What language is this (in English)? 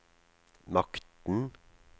Norwegian